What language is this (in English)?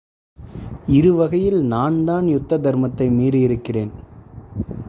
Tamil